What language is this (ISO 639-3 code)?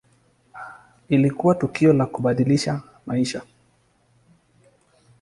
swa